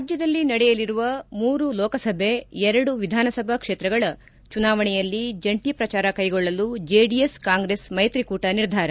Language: Kannada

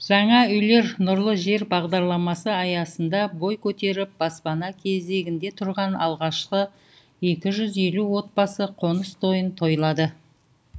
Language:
Kazakh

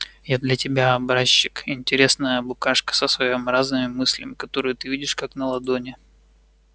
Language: Russian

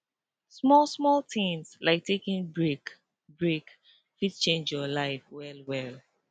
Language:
Nigerian Pidgin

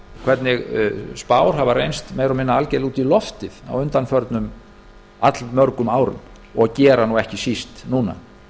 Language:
Icelandic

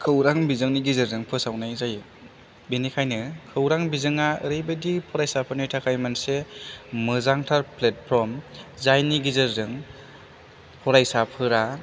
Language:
Bodo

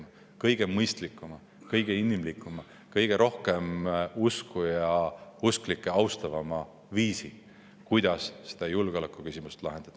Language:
Estonian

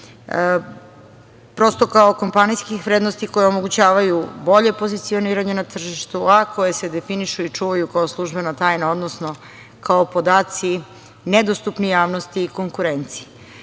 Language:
Serbian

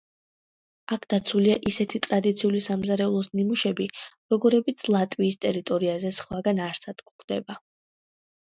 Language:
Georgian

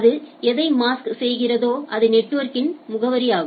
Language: Tamil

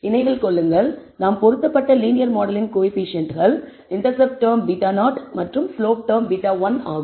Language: Tamil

